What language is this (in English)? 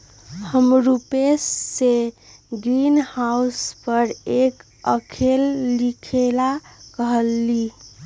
Magahi